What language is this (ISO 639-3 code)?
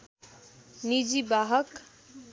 nep